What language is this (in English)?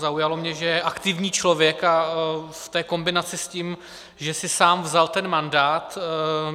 Czech